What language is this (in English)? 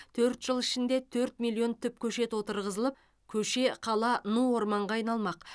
Kazakh